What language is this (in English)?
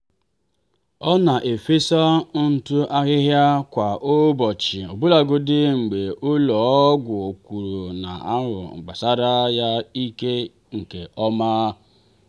Igbo